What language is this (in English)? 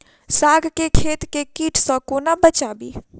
Maithili